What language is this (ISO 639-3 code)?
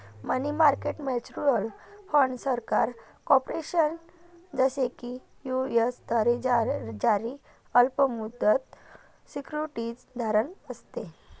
mar